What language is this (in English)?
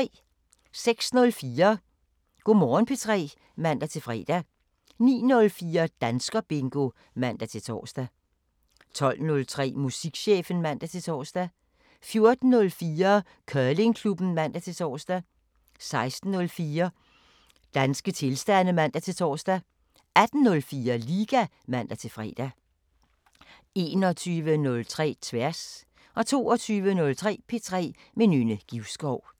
Danish